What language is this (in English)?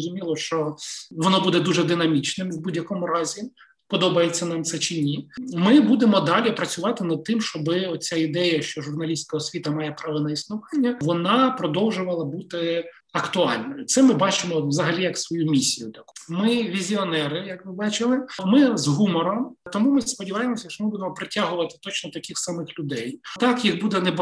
Ukrainian